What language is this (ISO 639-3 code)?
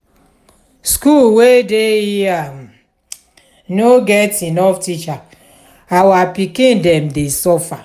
pcm